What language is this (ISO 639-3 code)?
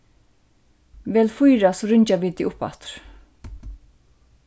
fao